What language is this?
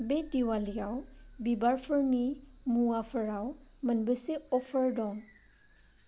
Bodo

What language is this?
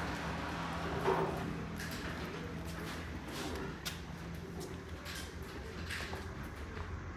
Arabic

